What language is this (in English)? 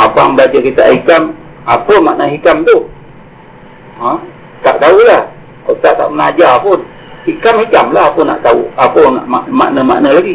Malay